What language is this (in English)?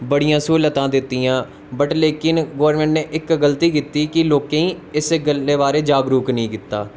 Dogri